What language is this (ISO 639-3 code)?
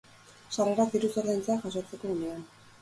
eus